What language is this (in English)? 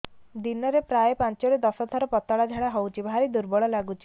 Odia